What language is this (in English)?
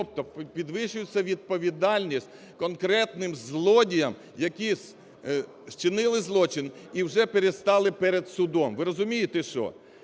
Ukrainian